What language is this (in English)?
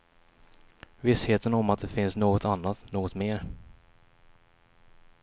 Swedish